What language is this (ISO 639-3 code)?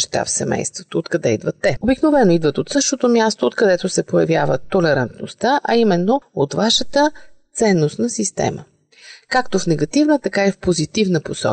bul